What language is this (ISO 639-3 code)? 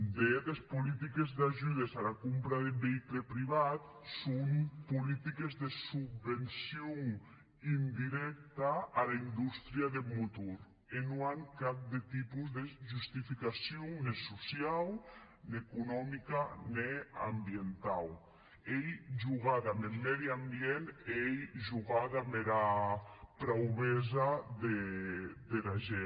cat